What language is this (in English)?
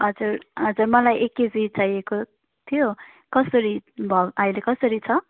Nepali